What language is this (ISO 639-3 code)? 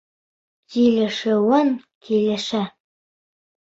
bak